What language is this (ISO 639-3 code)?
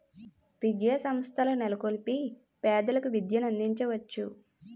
tel